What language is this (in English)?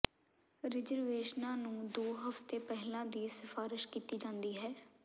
Punjabi